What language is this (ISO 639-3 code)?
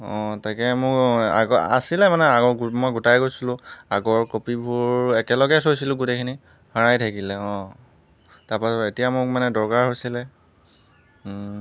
asm